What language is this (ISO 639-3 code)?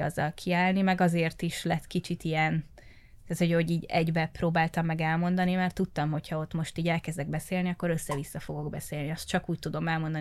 hun